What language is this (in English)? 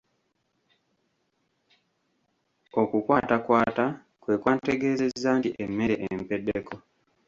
Ganda